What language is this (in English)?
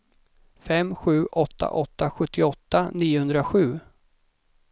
Swedish